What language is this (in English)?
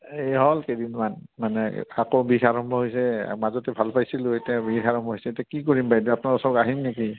Assamese